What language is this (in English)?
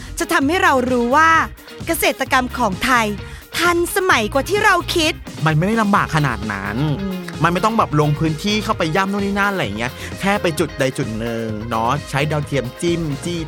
Thai